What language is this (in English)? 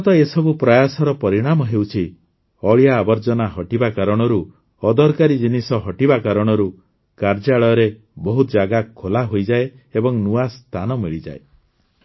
Odia